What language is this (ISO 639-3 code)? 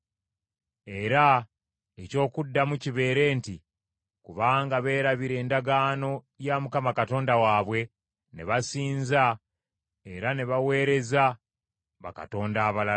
lug